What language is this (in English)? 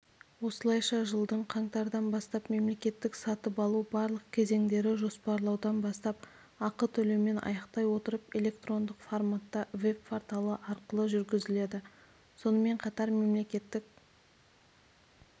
Kazakh